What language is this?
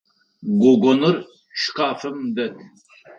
Adyghe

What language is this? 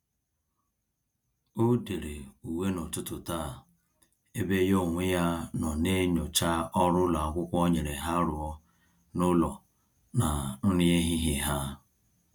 Igbo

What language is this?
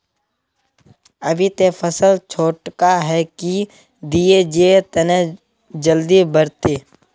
Magahi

